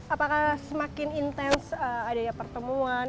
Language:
Indonesian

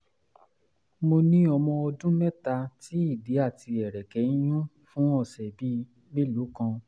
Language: Yoruba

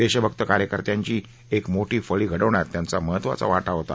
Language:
Marathi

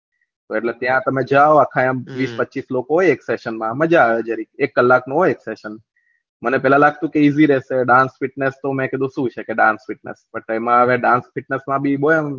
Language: Gujarati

